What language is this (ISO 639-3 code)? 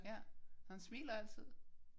dan